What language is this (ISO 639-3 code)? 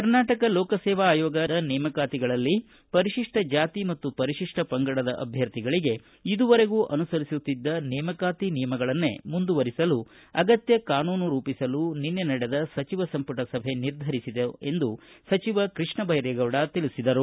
kan